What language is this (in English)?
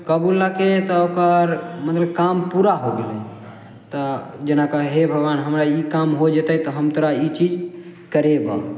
Maithili